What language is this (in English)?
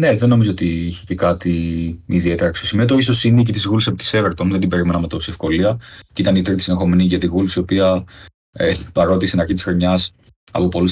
Greek